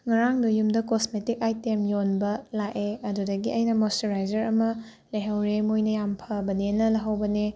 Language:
Manipuri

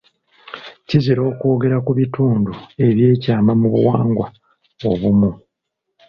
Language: Ganda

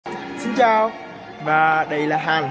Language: Vietnamese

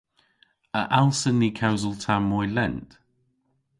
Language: Cornish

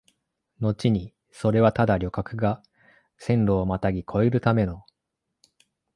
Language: Japanese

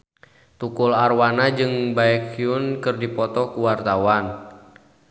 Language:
Sundanese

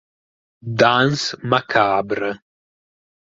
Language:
Italian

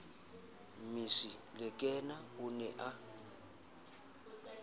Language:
Southern Sotho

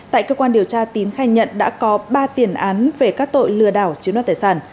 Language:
Vietnamese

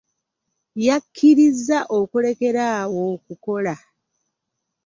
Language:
Ganda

